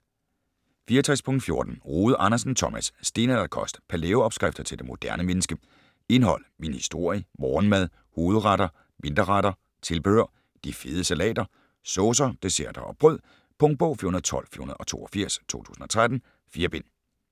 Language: Danish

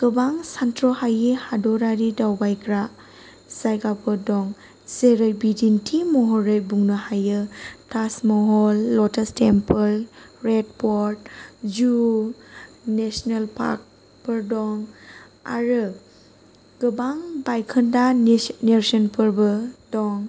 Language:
Bodo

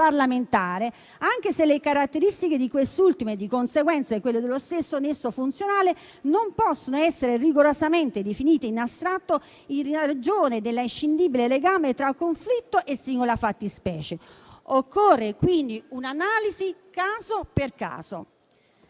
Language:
Italian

